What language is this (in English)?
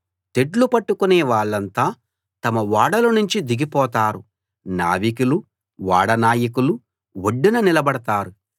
Telugu